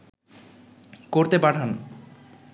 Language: Bangla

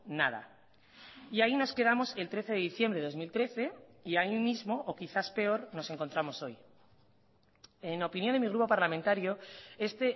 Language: Spanish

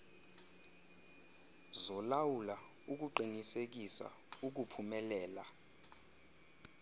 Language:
Xhosa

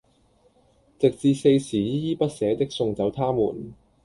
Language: Cantonese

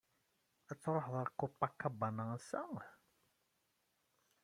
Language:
Kabyle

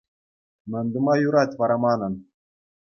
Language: Chuvash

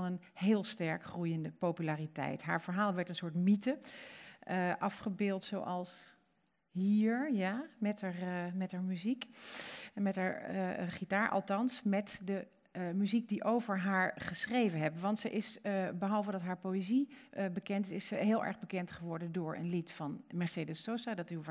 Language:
Dutch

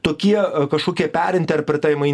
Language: Lithuanian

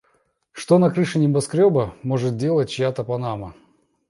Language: Russian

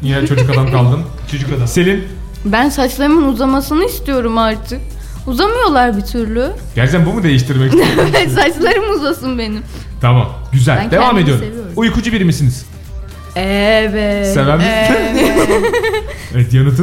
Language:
Turkish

